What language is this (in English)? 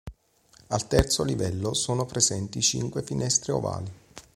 Italian